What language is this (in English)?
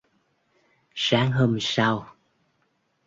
Vietnamese